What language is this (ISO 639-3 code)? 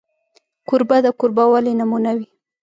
pus